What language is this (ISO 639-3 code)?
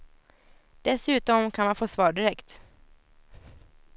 swe